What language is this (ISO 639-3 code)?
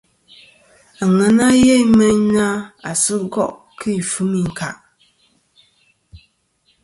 bkm